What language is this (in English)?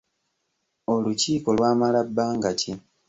Ganda